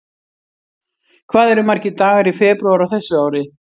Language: Icelandic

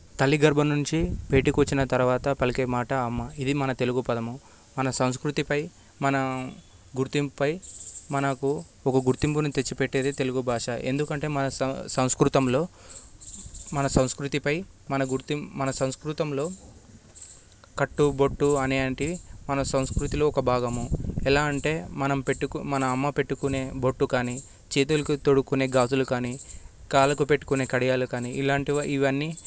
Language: Telugu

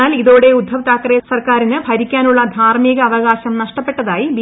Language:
Malayalam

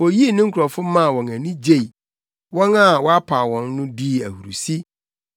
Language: Akan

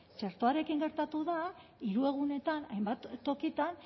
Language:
Basque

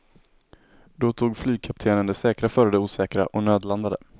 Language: Swedish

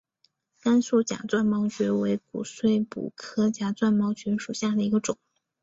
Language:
Chinese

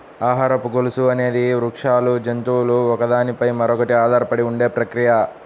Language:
Telugu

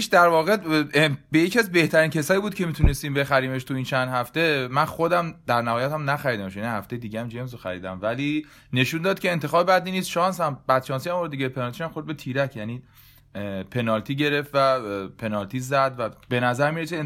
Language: Persian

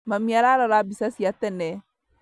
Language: Kikuyu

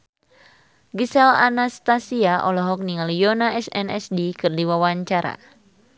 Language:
Sundanese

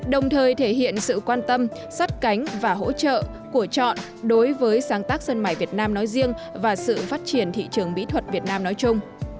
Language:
Vietnamese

